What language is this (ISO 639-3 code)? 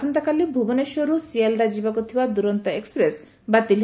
ori